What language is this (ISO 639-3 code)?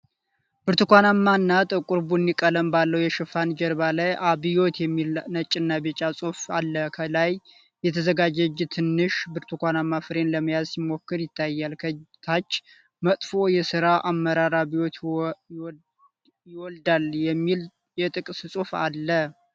amh